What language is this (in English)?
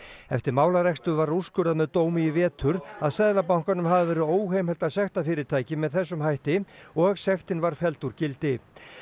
Icelandic